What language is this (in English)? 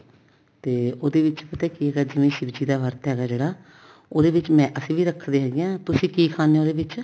Punjabi